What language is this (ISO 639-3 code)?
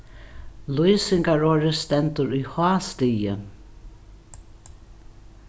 fao